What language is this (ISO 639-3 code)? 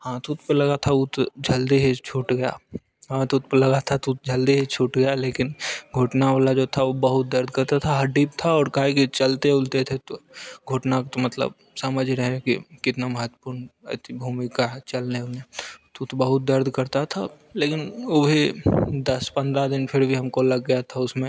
hin